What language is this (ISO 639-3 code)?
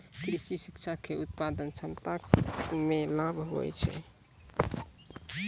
mai